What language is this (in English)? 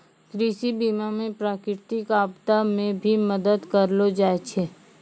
Maithili